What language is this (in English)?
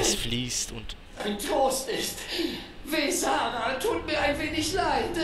German